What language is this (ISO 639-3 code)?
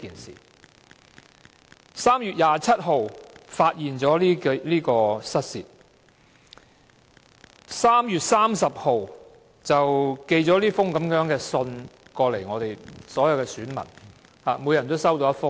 yue